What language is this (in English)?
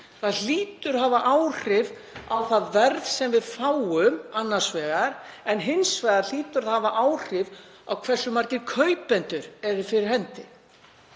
Icelandic